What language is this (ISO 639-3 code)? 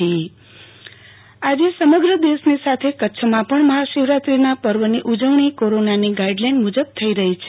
guj